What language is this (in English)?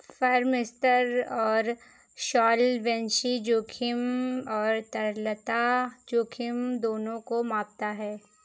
Hindi